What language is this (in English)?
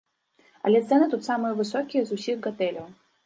Belarusian